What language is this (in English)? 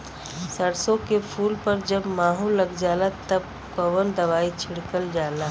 Bhojpuri